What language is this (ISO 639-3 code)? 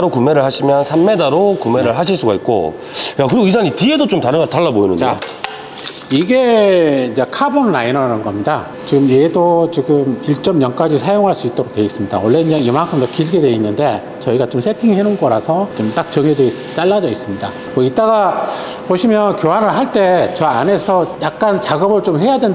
kor